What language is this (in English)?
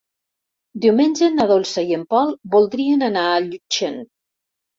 Catalan